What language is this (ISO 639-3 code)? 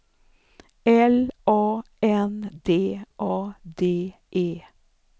swe